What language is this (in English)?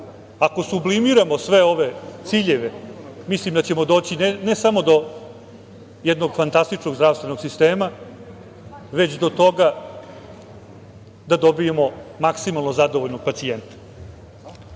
Serbian